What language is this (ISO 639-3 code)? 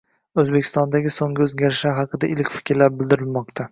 uzb